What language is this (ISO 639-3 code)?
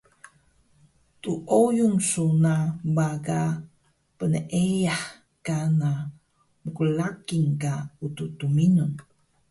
trv